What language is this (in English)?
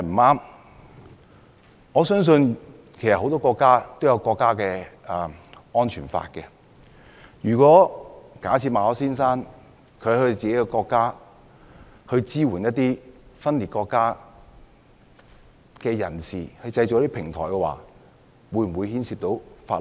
Cantonese